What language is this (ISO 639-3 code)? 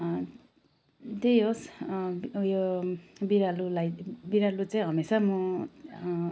nep